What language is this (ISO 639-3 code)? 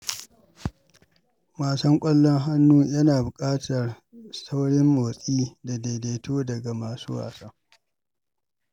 hau